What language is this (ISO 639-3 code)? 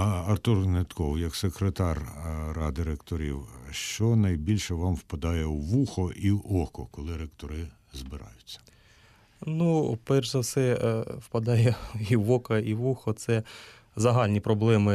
ukr